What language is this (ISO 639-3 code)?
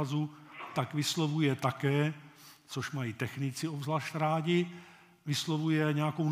ces